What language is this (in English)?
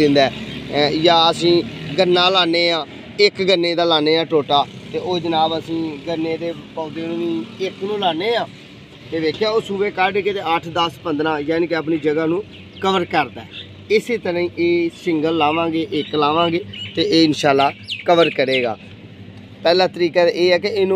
Hindi